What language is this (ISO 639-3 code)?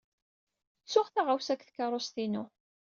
kab